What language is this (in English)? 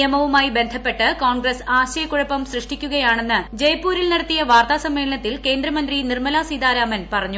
Malayalam